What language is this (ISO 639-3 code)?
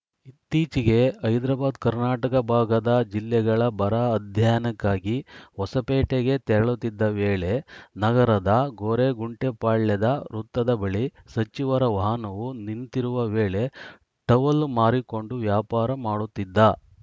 kan